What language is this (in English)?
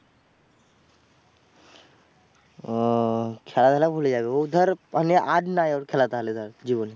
Bangla